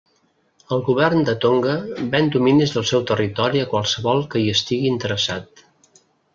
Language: Catalan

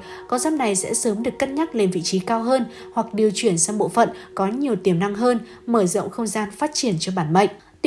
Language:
Vietnamese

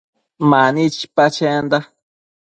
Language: Matsés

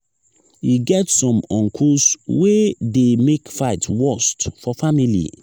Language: Nigerian Pidgin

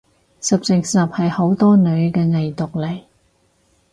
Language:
Cantonese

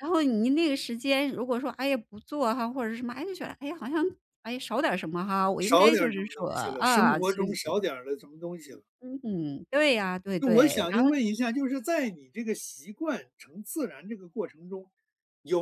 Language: Chinese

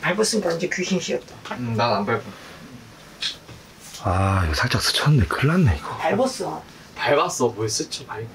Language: Korean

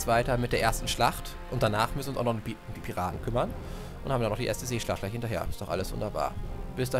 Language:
German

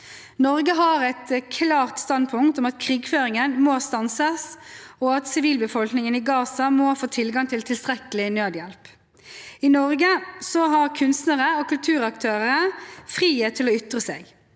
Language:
Norwegian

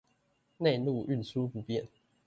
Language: Chinese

